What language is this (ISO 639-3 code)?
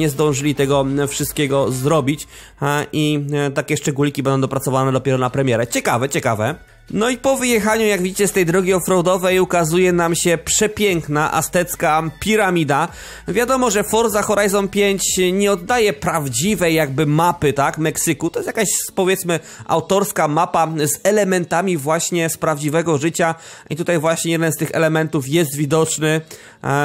pol